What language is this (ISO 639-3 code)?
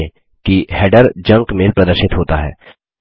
hin